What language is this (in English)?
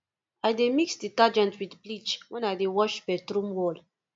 Nigerian Pidgin